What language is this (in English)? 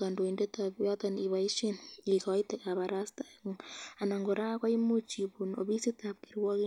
Kalenjin